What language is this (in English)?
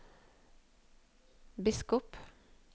Norwegian